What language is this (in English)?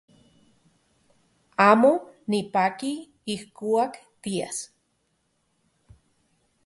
Central Puebla Nahuatl